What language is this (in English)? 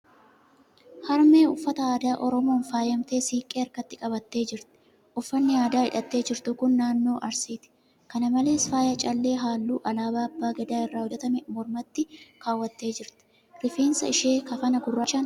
Oromo